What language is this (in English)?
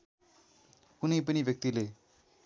Nepali